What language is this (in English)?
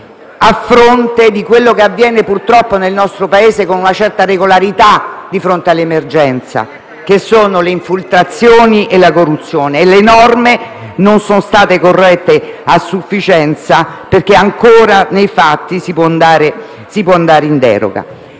Italian